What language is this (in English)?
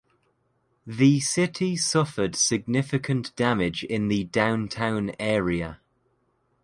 English